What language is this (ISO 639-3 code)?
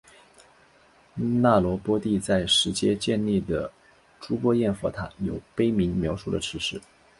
zho